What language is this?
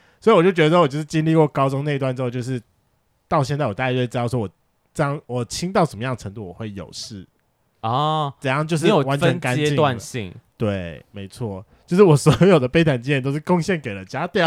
Chinese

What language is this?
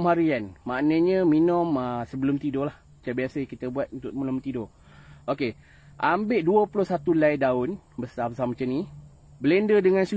Malay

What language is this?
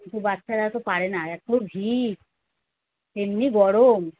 Bangla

